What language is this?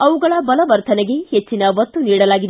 Kannada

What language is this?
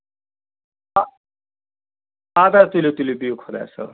Kashmiri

